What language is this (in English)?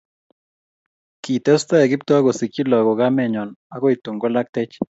Kalenjin